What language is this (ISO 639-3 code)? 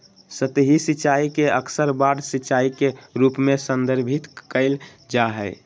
mag